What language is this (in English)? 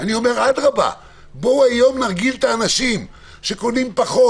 Hebrew